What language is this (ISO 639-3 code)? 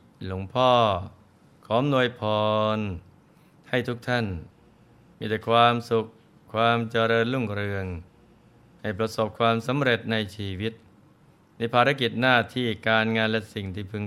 tha